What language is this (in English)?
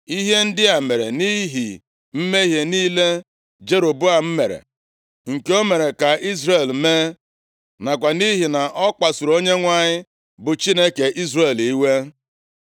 Igbo